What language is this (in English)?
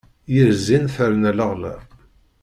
Kabyle